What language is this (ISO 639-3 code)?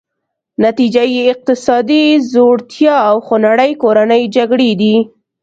pus